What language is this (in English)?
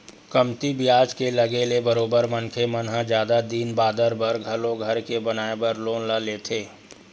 Chhattisgarhi